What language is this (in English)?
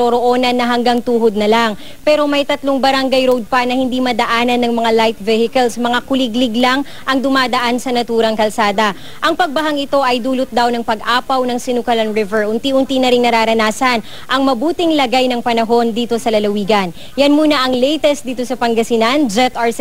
Filipino